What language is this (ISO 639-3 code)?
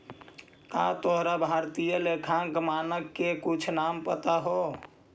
mag